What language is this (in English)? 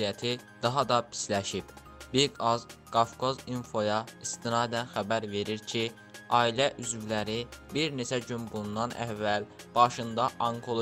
Turkish